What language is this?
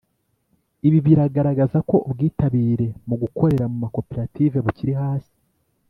Kinyarwanda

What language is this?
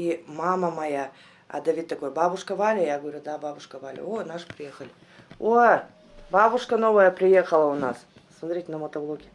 Russian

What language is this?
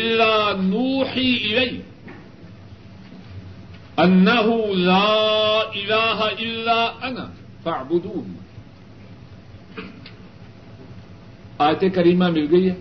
Urdu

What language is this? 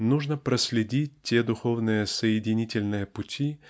Russian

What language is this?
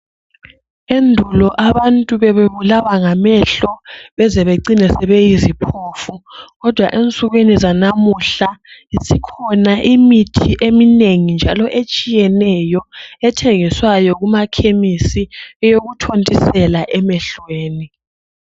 North Ndebele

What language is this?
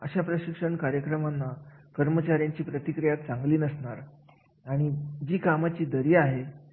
Marathi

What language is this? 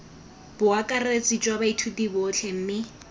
Tswana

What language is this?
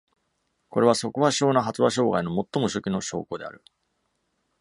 Japanese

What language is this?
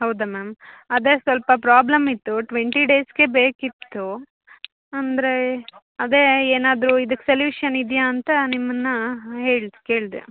Kannada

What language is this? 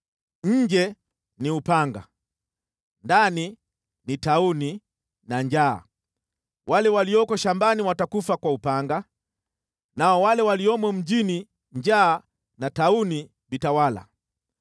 Swahili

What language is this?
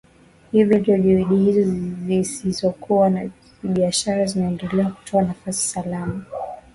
Swahili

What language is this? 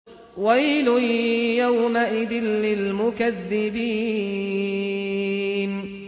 Arabic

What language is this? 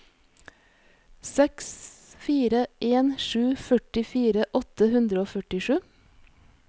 Norwegian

